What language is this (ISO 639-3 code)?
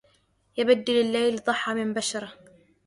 ara